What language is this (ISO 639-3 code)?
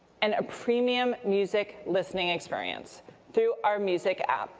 eng